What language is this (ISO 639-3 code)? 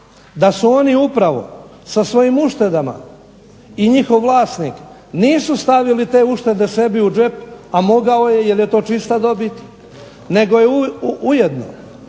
hrv